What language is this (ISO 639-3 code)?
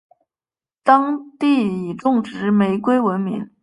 zho